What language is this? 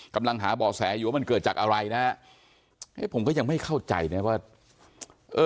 Thai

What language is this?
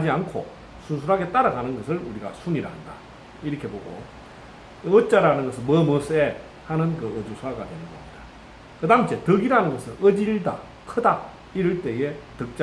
Korean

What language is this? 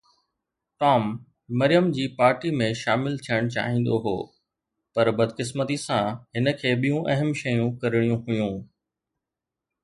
Sindhi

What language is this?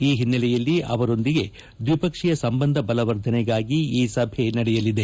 Kannada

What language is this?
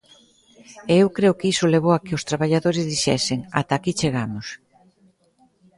Galician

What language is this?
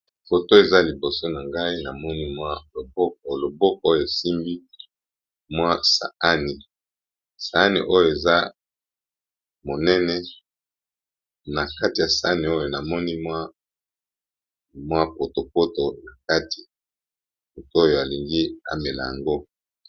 Lingala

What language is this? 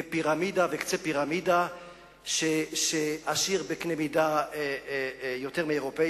Hebrew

